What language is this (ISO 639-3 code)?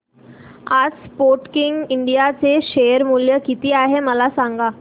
mar